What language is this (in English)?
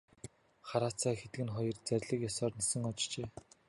Mongolian